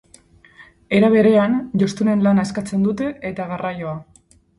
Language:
Basque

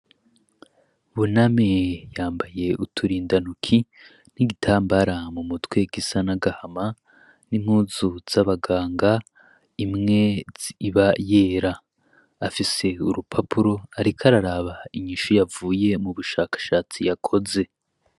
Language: Rundi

